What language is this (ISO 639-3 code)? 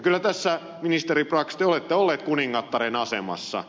fin